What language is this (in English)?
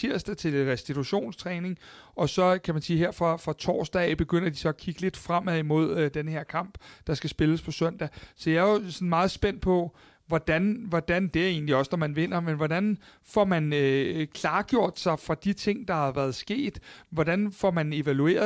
Danish